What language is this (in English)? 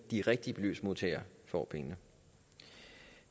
Danish